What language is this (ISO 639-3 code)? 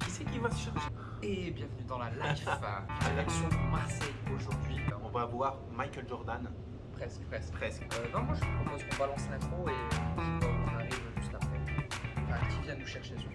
fra